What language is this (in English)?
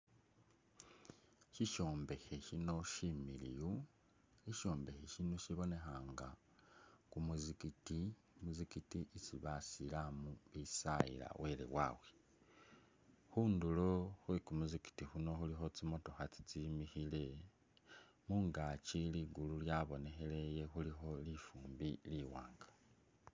Masaaba